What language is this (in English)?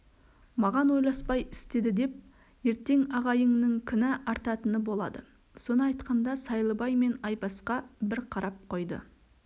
Kazakh